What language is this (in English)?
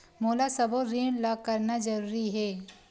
Chhattisgarhi